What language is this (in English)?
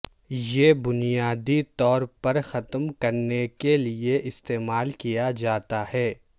Urdu